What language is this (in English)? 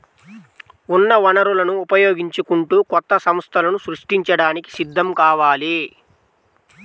Telugu